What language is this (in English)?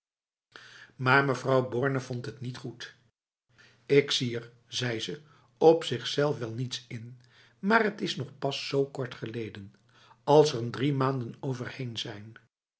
Dutch